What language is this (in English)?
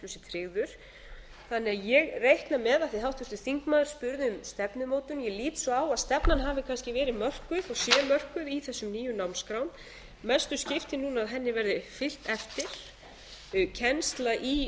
Icelandic